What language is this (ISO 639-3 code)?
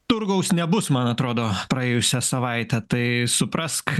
lit